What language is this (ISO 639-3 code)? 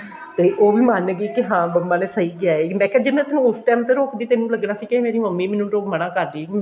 pan